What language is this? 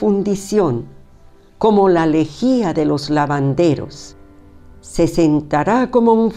Spanish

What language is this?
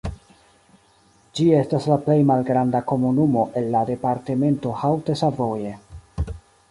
Esperanto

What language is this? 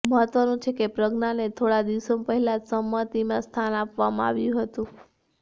Gujarati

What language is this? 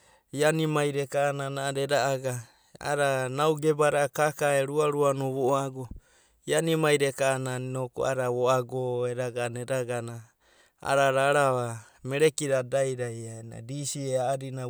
Abadi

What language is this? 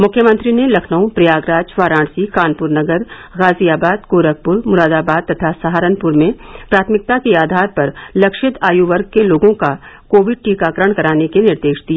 Hindi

